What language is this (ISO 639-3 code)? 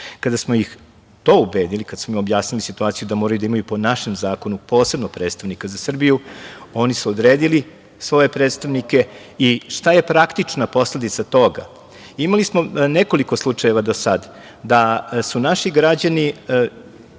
srp